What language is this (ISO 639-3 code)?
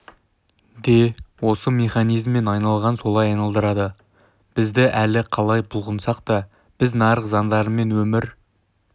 kaz